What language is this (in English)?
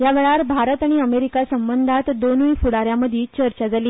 Konkani